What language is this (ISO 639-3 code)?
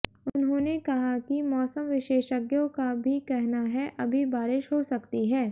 hin